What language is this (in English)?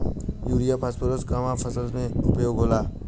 Bhojpuri